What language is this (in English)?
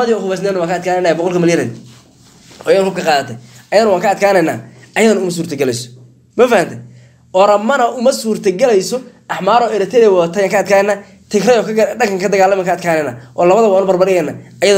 Arabic